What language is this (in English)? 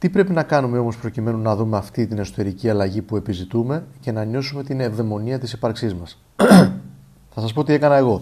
Greek